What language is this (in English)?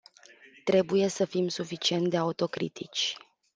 Romanian